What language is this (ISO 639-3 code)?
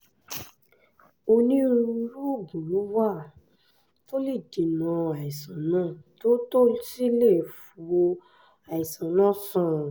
yor